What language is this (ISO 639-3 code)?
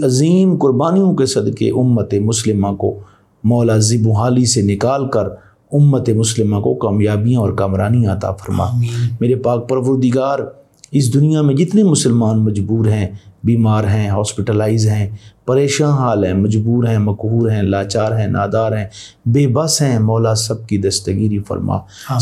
urd